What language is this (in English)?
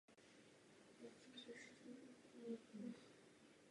Czech